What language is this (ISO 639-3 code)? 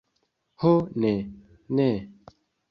epo